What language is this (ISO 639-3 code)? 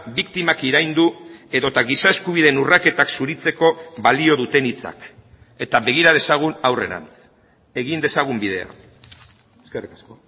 eus